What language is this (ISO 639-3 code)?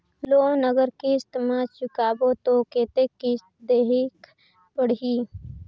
hne